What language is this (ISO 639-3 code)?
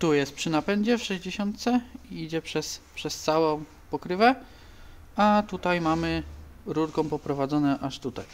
pol